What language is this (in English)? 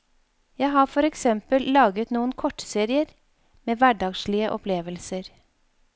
Norwegian